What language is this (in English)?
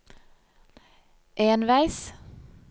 Norwegian